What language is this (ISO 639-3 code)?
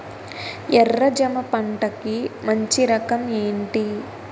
tel